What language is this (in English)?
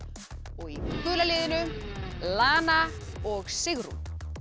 Icelandic